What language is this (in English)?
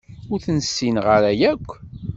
Kabyle